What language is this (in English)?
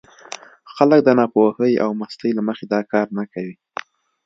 Pashto